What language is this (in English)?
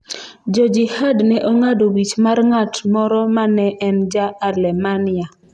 Luo (Kenya and Tanzania)